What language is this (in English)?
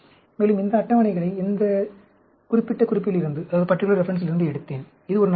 Tamil